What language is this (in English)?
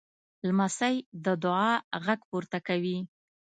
Pashto